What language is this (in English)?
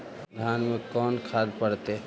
Magahi